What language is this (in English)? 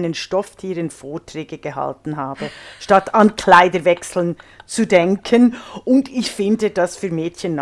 German